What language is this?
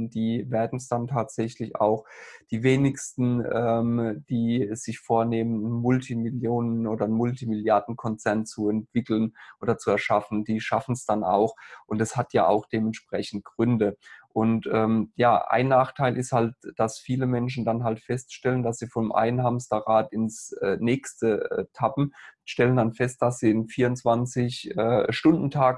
German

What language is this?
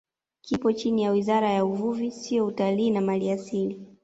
Swahili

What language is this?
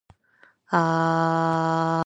Japanese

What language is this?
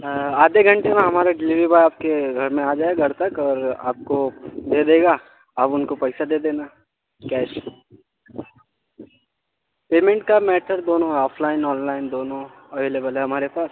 Urdu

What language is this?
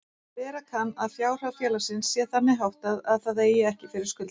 Icelandic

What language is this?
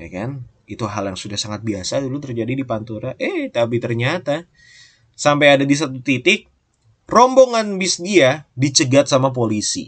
Indonesian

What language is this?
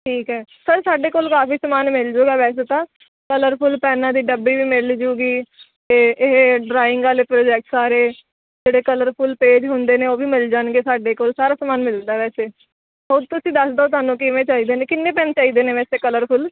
Punjabi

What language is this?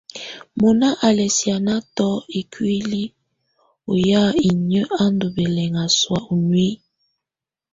Tunen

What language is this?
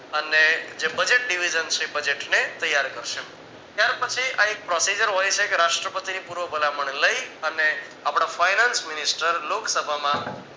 Gujarati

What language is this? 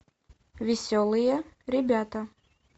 Russian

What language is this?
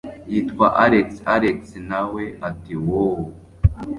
Kinyarwanda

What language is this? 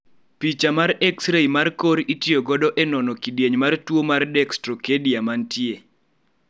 Luo (Kenya and Tanzania)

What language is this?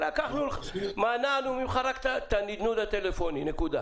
Hebrew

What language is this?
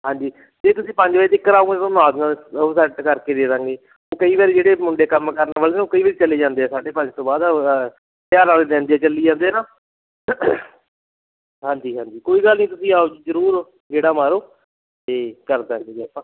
Punjabi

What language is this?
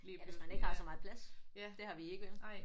Danish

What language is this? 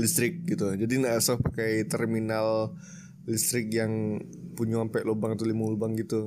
Indonesian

